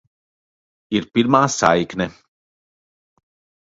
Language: Latvian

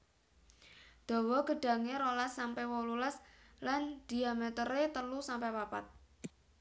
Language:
Javanese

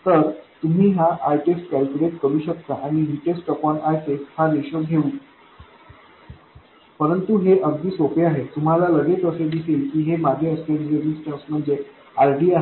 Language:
Marathi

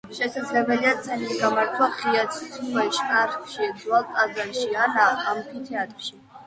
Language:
Georgian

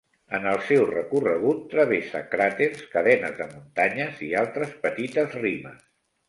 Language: Catalan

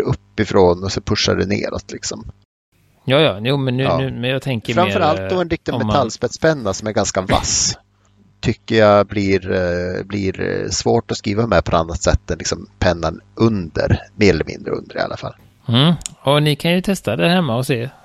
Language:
Swedish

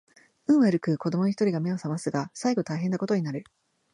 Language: Japanese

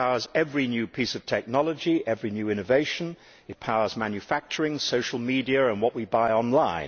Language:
English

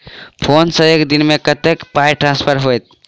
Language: Maithili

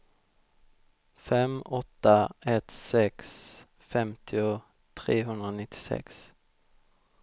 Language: Swedish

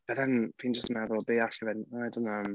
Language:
Welsh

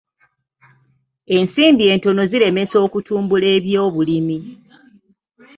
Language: Ganda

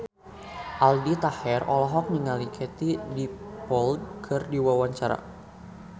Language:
Sundanese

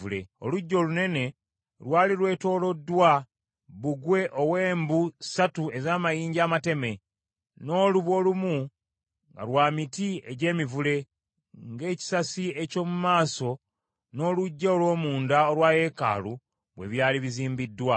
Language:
Ganda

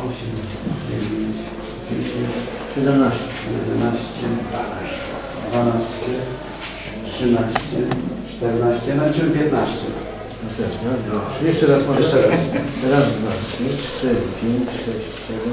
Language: Polish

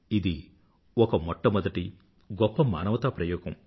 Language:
Telugu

